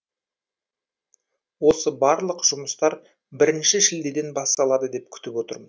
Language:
Kazakh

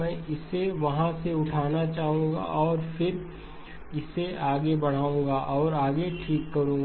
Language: Hindi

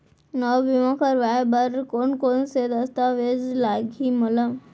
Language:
Chhattisgarhi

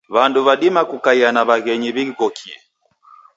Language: Taita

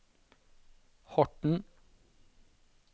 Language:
Norwegian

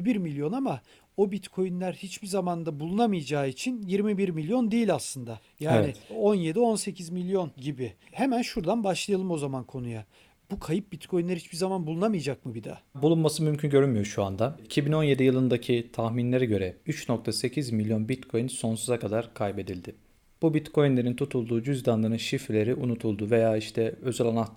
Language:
Turkish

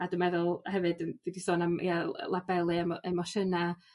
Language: Welsh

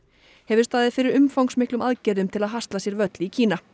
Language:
Icelandic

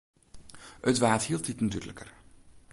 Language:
Western Frisian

